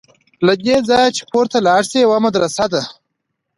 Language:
Pashto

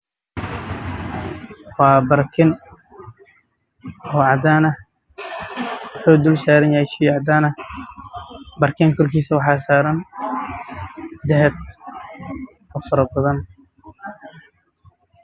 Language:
Somali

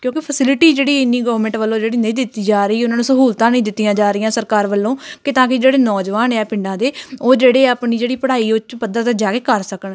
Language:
Punjabi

